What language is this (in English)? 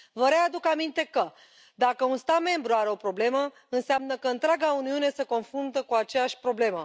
Romanian